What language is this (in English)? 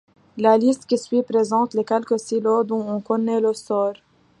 French